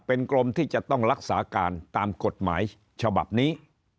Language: Thai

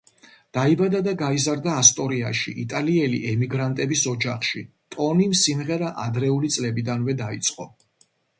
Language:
Georgian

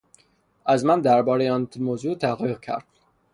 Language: Persian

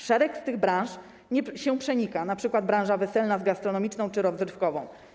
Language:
Polish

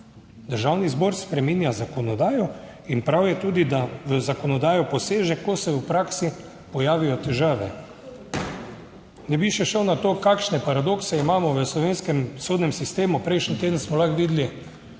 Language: Slovenian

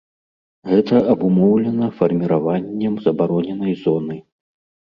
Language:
Belarusian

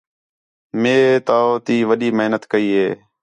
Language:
Khetrani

